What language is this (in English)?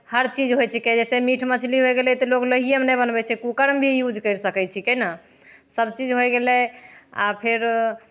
Maithili